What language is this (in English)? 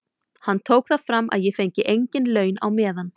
Icelandic